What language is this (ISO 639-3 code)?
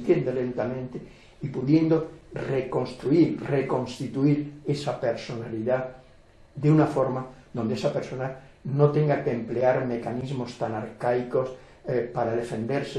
spa